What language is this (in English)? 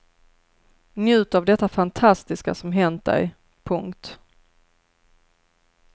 Swedish